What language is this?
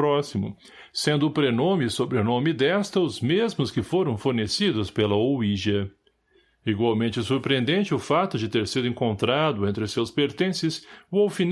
Portuguese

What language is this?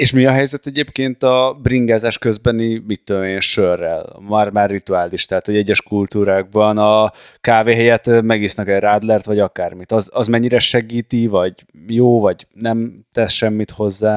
Hungarian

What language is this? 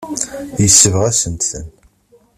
Kabyle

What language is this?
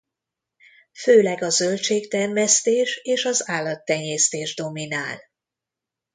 Hungarian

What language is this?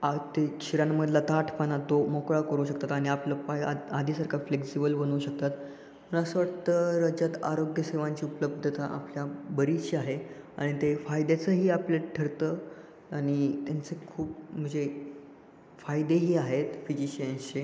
Marathi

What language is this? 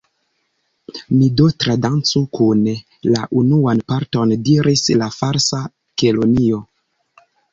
Esperanto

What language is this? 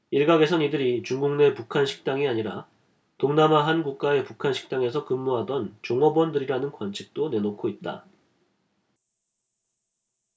Korean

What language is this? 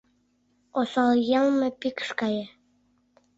Mari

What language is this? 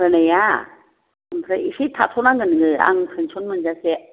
Bodo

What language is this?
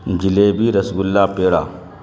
Urdu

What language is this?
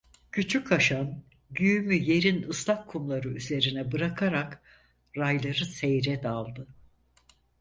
Turkish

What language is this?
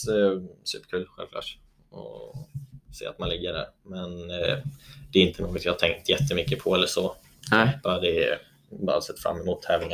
Swedish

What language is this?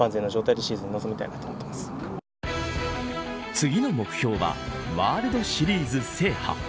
Japanese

